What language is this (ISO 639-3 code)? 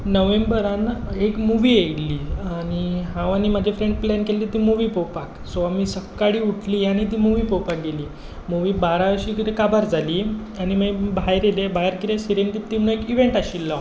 kok